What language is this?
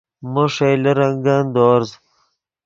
Yidgha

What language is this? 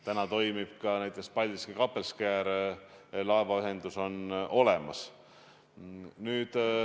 Estonian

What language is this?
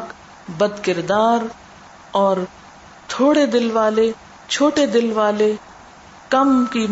Urdu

